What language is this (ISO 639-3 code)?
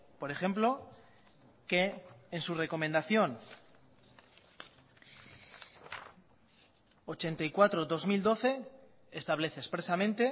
spa